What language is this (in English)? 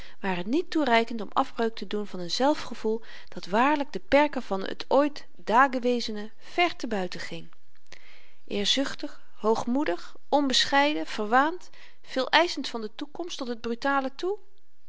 Dutch